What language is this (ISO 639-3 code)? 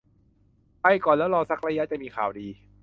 tha